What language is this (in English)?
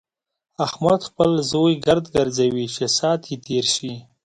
Pashto